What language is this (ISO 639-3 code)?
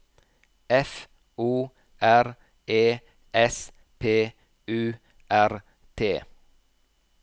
nor